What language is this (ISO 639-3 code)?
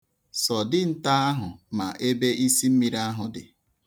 ibo